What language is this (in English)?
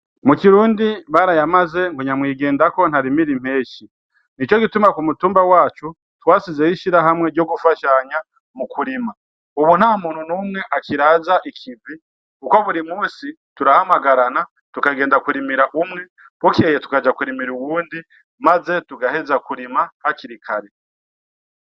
Rundi